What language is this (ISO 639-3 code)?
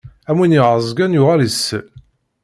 kab